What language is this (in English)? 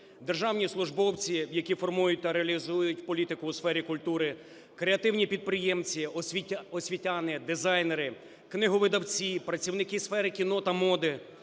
Ukrainian